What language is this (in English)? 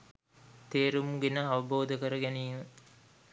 Sinhala